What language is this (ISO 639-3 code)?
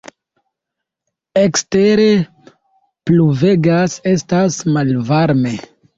epo